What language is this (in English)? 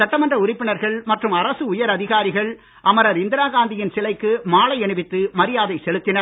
Tamil